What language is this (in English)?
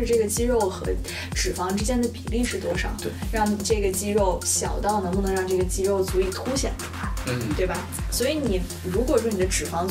Chinese